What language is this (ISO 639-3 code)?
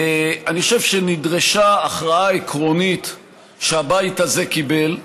heb